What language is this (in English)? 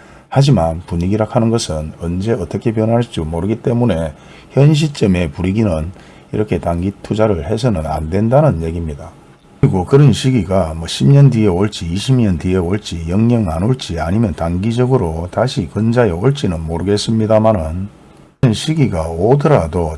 Korean